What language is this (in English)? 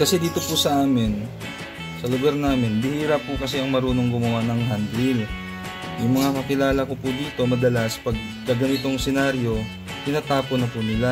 Filipino